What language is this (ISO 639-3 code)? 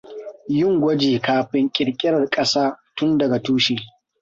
hau